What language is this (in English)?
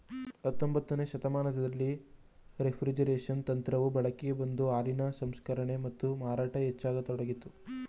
Kannada